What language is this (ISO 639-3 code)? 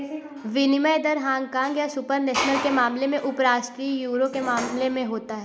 hin